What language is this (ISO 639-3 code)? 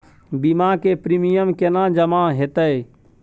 mai